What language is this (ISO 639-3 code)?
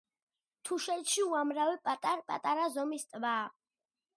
kat